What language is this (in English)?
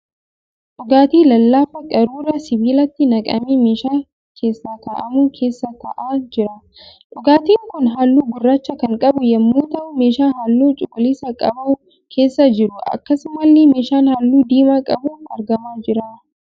Oromo